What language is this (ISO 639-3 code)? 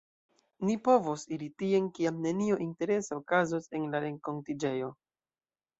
epo